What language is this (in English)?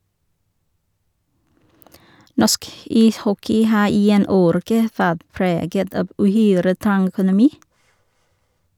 Norwegian